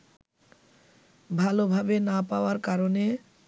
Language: Bangla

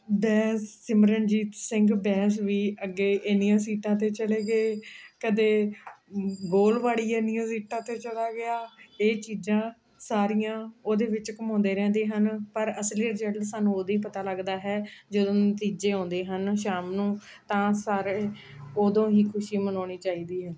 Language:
Punjabi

